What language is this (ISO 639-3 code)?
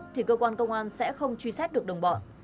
vie